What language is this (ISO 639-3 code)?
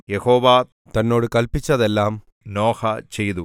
mal